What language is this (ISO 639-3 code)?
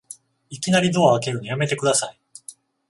jpn